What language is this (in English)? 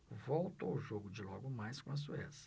Portuguese